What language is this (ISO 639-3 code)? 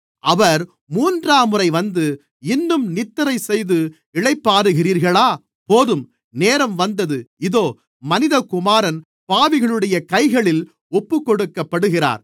tam